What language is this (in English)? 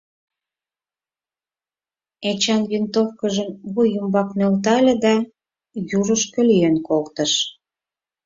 Mari